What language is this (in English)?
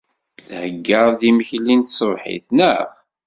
Kabyle